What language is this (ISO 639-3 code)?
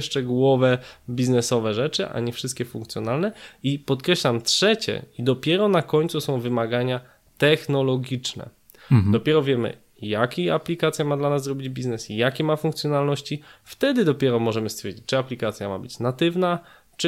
pol